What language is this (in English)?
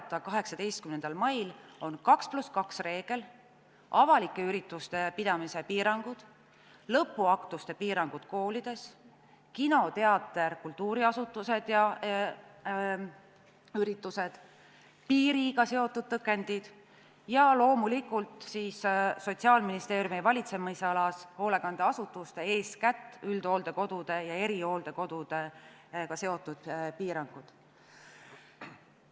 Estonian